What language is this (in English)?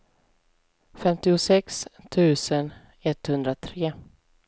Swedish